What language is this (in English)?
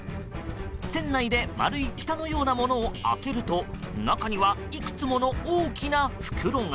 Japanese